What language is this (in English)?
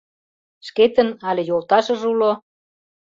Mari